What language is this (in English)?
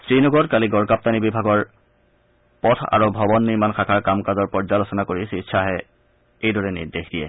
Assamese